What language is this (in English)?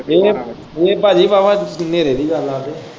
Punjabi